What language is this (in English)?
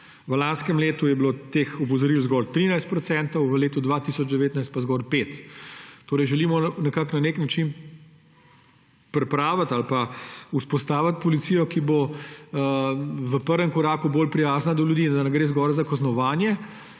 Slovenian